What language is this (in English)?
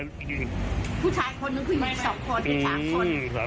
Thai